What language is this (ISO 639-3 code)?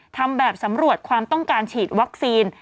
tha